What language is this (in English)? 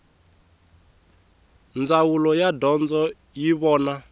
Tsonga